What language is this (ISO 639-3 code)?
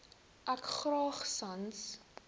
afr